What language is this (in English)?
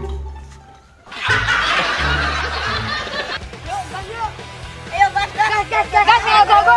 Indonesian